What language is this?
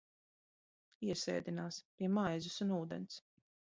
Latvian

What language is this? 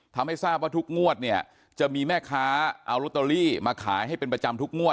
Thai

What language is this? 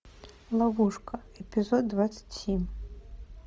Russian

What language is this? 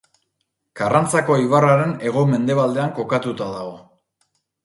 Basque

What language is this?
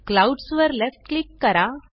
Marathi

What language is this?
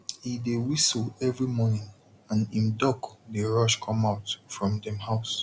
Nigerian Pidgin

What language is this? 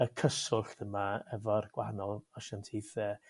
Welsh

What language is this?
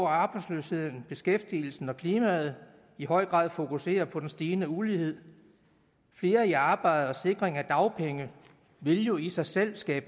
Danish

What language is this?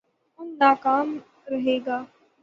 Urdu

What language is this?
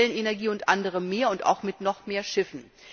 German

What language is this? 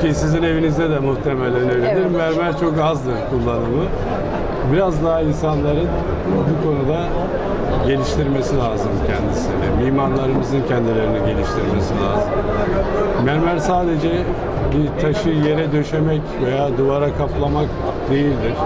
Turkish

